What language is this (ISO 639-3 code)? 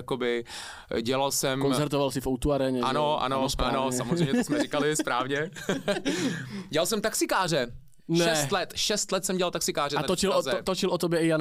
ces